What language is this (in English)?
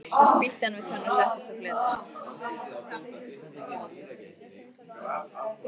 Icelandic